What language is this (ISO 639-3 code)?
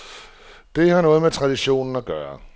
dan